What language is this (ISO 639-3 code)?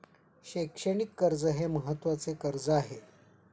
mar